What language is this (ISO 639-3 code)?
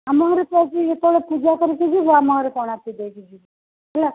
ori